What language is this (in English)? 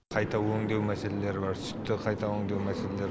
Kazakh